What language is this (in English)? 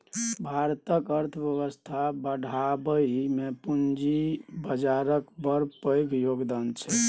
Maithili